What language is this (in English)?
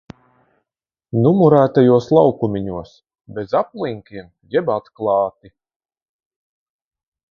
Latvian